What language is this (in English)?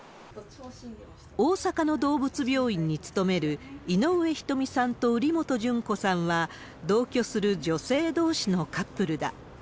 Japanese